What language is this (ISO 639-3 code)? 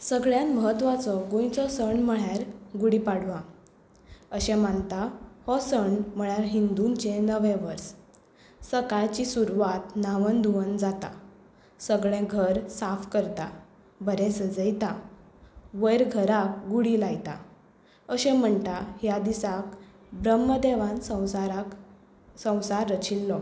kok